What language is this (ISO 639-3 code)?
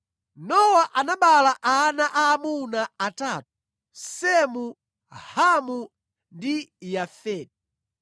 nya